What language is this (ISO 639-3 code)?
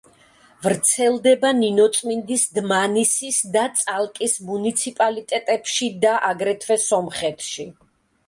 kat